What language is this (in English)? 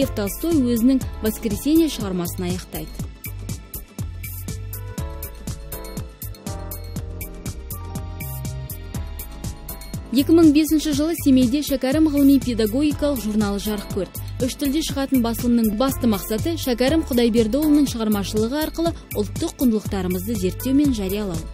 Russian